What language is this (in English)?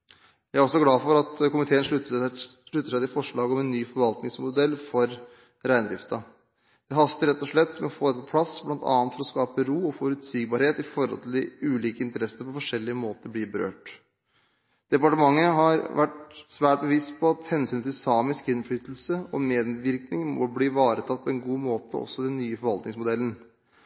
Norwegian Bokmål